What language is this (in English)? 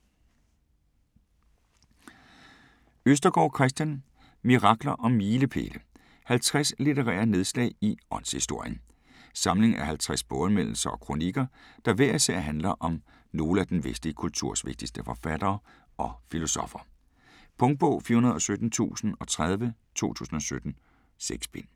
Danish